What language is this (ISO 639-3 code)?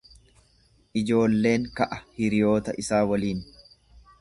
orm